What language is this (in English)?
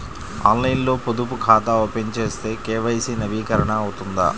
Telugu